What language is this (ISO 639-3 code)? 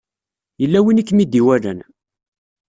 kab